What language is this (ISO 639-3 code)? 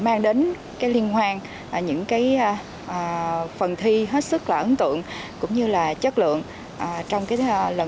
vie